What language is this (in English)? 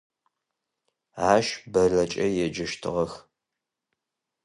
Adyghe